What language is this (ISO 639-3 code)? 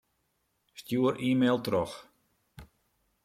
fry